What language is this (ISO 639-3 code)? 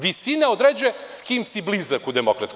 srp